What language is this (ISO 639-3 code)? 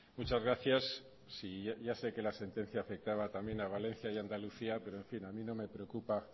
spa